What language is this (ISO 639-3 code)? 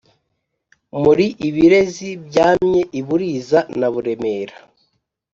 kin